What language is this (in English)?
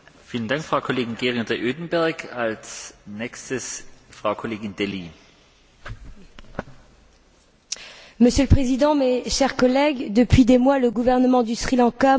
French